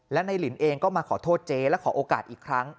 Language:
Thai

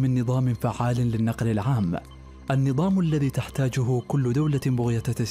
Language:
Arabic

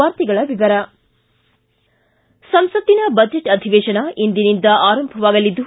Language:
Kannada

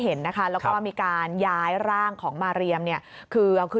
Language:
Thai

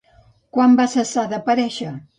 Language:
Catalan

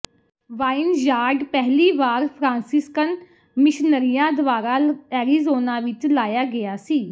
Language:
Punjabi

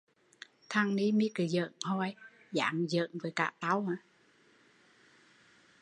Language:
Vietnamese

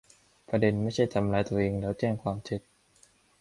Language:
Thai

